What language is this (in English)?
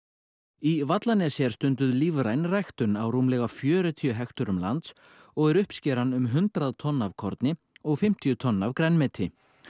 Icelandic